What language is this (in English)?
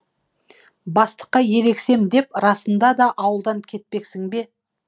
Kazakh